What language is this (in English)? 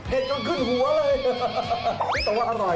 Thai